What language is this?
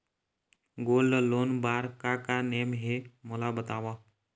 Chhattisgarhi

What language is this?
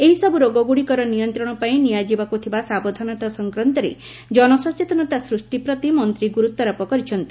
Odia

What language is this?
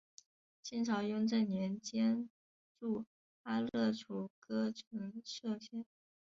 Chinese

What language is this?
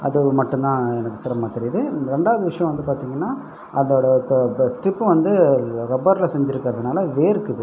Tamil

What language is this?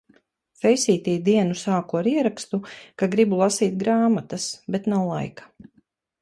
Latvian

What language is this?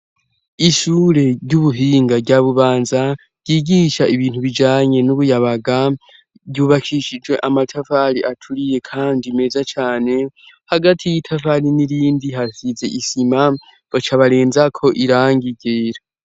Rundi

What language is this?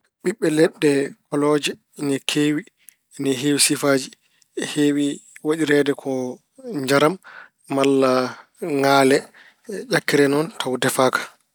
Fula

